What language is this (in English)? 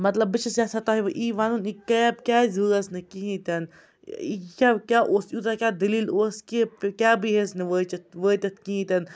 Kashmiri